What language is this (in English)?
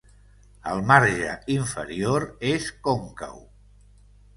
Catalan